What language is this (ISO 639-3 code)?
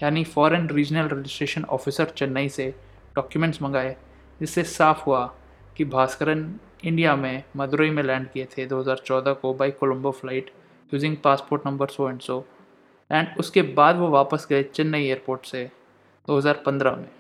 hin